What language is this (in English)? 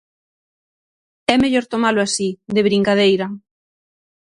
Galician